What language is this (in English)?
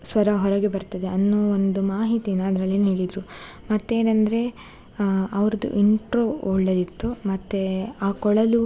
Kannada